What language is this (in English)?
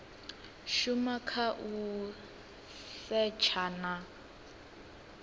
Venda